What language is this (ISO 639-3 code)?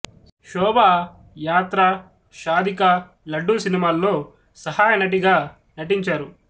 tel